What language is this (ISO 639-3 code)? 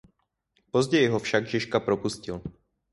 ces